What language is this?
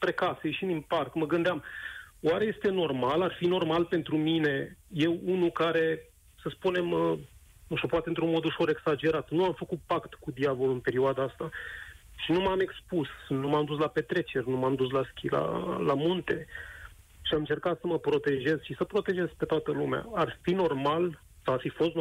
Romanian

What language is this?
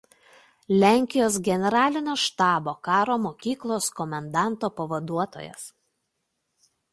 Lithuanian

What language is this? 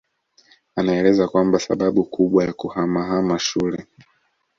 Swahili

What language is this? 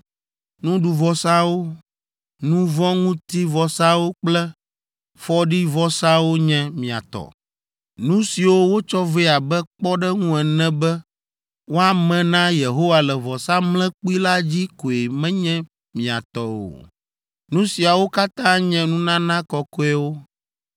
Ewe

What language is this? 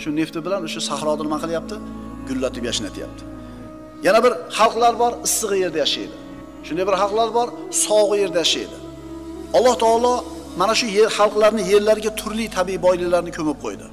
Turkish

